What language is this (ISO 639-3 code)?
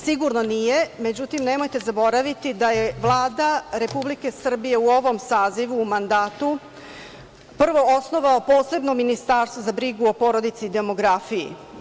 srp